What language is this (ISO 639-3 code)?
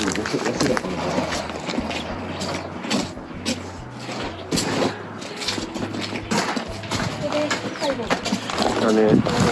jpn